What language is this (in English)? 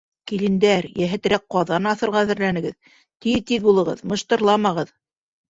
Bashkir